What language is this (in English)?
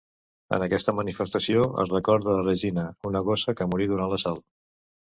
Catalan